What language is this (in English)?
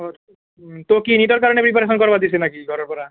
Assamese